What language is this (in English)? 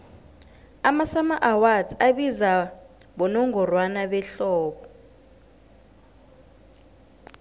South Ndebele